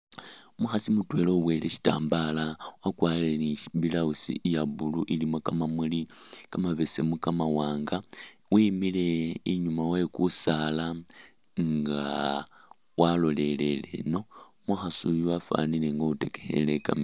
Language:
Masaaba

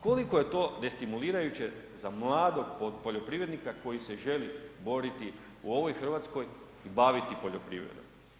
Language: Croatian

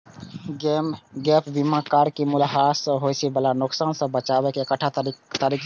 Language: Maithili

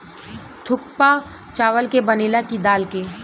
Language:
Bhojpuri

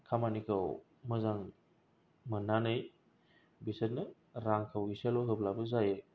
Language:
Bodo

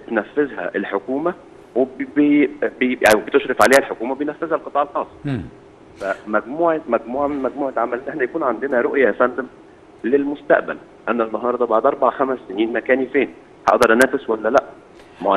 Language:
Arabic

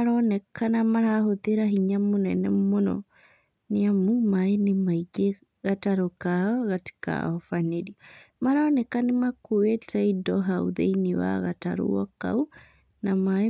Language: Kikuyu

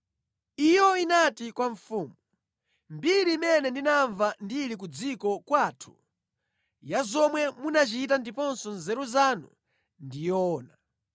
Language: Nyanja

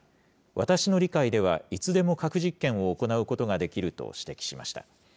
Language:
Japanese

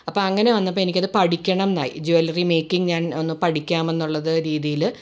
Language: Malayalam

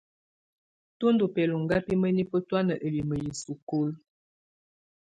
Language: Tunen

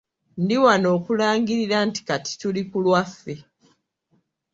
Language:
Ganda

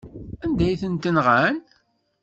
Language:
Kabyle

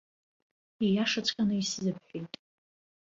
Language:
Abkhazian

